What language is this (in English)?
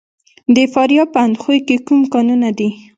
Pashto